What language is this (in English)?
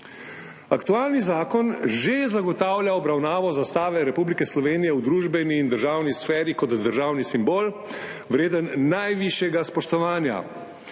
Slovenian